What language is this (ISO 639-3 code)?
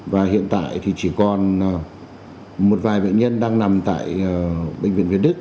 vie